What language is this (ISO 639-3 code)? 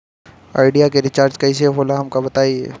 bho